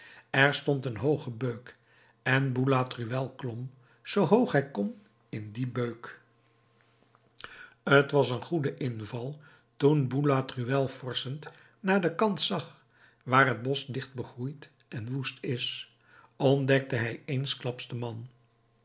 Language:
Dutch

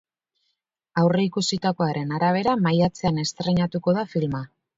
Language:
Basque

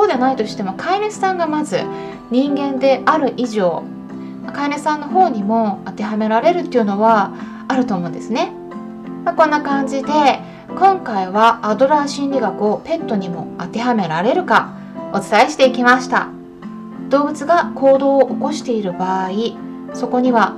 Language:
Japanese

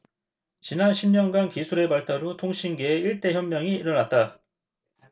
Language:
Korean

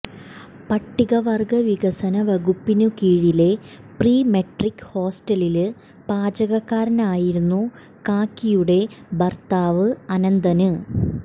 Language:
Malayalam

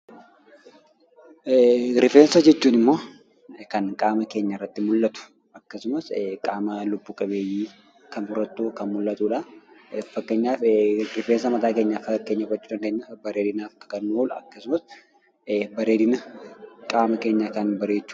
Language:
Oromo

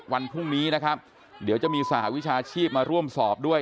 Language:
Thai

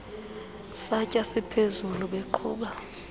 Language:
Xhosa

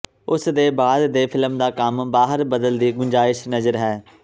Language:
Punjabi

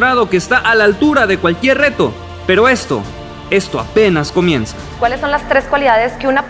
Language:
Spanish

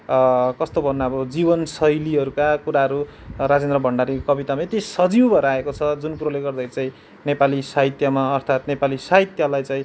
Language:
Nepali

